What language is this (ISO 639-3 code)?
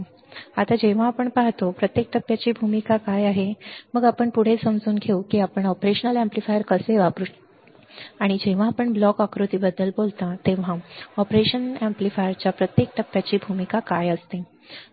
mar